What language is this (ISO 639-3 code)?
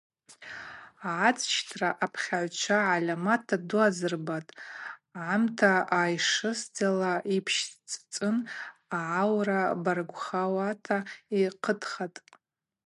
abq